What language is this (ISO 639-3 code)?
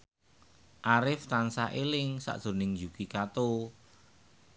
jav